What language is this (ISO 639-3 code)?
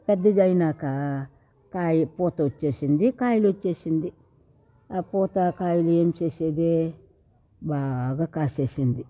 tel